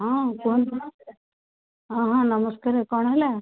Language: Odia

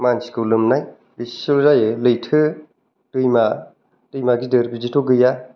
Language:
Bodo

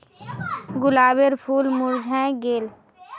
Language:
Magahi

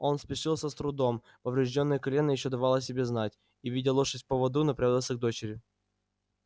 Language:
Russian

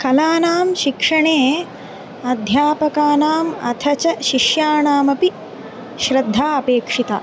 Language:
Sanskrit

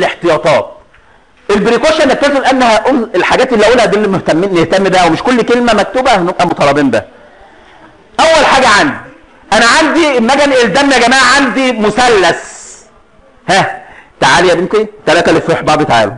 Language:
Arabic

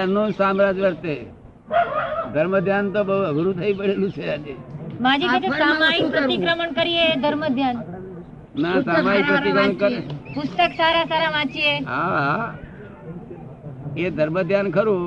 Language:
Gujarati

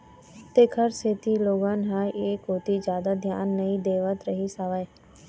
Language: Chhattisgarhi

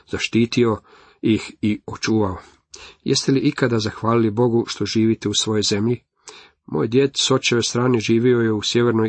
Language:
Croatian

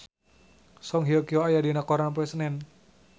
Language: Sundanese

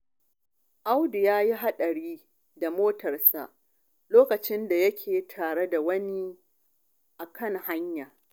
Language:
Hausa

